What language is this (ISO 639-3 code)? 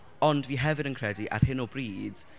cym